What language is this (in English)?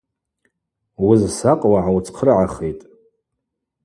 Abaza